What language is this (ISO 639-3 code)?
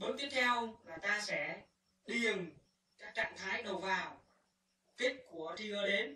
vie